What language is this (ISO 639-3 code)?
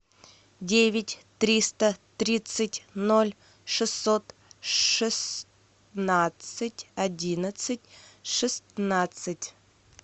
rus